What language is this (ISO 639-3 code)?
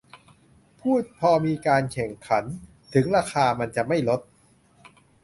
tha